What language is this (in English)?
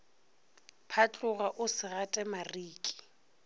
Northern Sotho